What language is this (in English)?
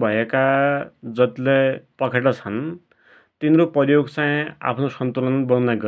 Dotyali